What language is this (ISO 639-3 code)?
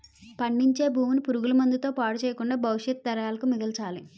tel